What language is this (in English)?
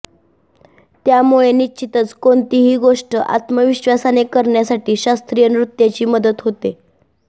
Marathi